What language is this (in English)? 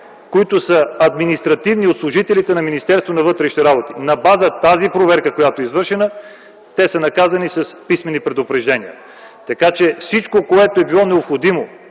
Bulgarian